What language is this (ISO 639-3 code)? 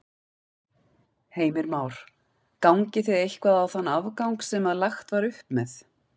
isl